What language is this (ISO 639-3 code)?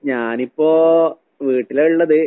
mal